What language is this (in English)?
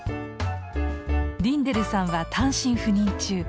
Japanese